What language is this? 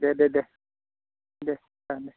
Bodo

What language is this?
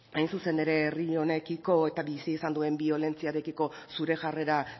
Basque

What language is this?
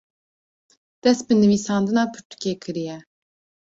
Kurdish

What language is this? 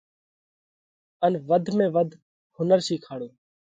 Parkari Koli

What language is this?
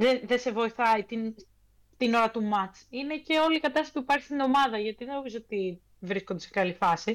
Greek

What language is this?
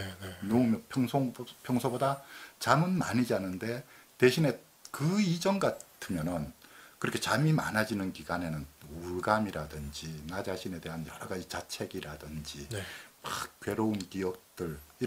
Korean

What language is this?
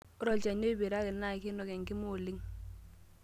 Masai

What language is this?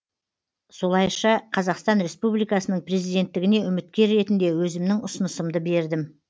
Kazakh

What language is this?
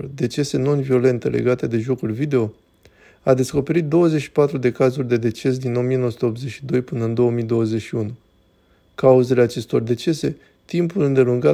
Romanian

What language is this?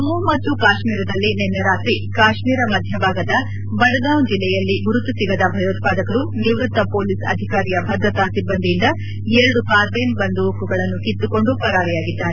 Kannada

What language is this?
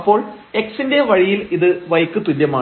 Malayalam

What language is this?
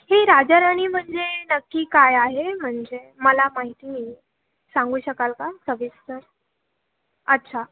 Marathi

